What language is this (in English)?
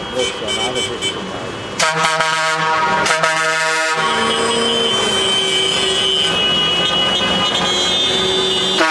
Portuguese